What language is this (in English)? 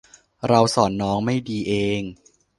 Thai